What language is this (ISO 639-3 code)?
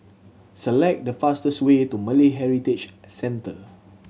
eng